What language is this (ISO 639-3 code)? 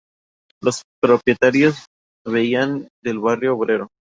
spa